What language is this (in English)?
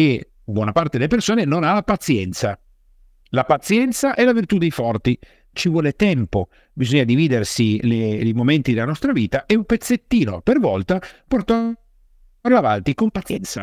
Italian